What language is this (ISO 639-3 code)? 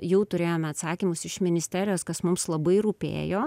lit